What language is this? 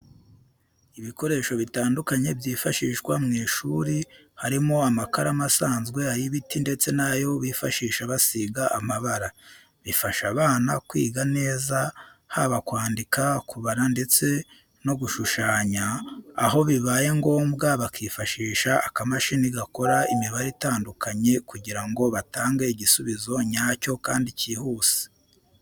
Kinyarwanda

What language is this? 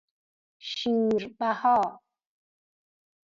Persian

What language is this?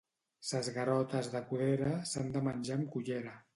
Catalan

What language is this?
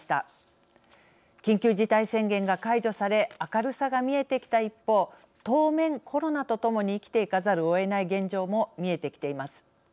Japanese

